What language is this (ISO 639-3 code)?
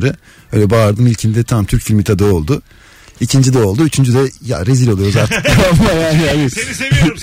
tur